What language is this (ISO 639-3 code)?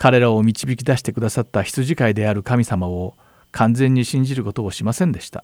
jpn